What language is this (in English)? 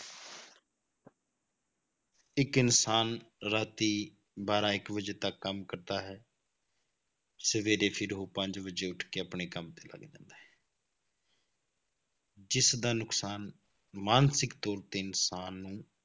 Punjabi